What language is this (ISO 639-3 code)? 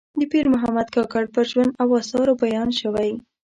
pus